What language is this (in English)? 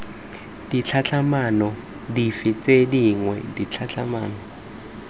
Tswana